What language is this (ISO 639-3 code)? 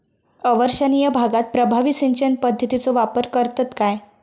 mar